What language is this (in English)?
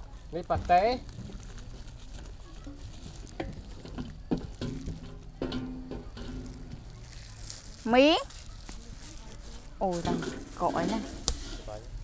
Vietnamese